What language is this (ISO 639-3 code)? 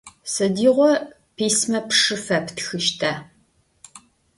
ady